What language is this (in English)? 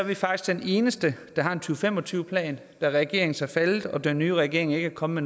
Danish